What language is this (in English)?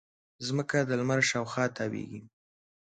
Pashto